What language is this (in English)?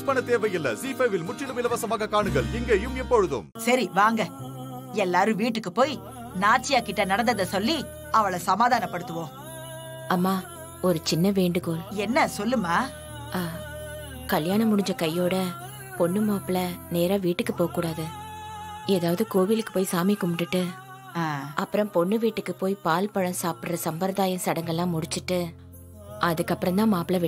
Romanian